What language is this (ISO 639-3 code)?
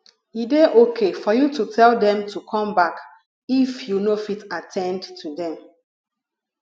pcm